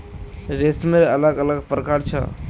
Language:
Magahi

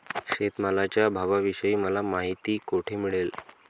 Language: Marathi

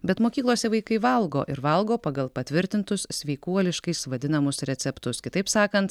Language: Lithuanian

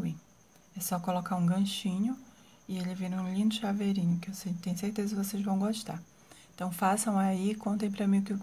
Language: Portuguese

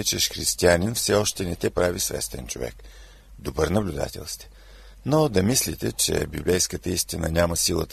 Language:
Bulgarian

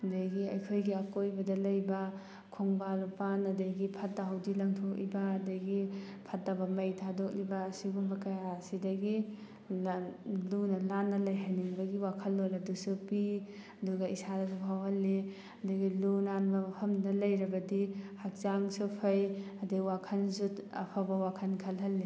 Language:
Manipuri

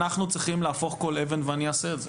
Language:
Hebrew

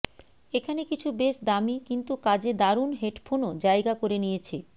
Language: Bangla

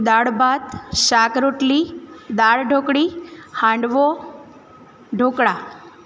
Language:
Gujarati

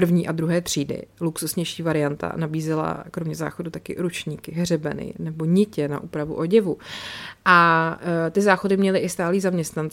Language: Czech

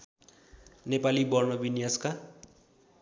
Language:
Nepali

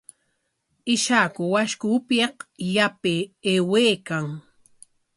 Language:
Corongo Ancash Quechua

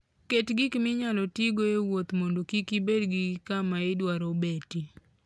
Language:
Luo (Kenya and Tanzania)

